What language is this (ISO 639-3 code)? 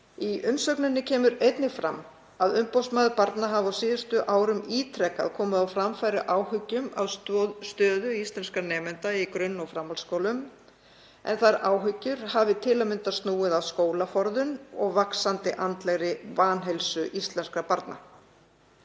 isl